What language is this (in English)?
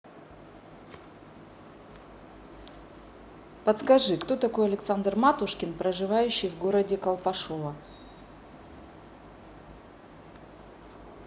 Russian